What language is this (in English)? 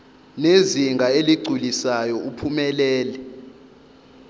Zulu